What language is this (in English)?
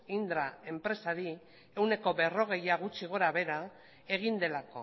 Basque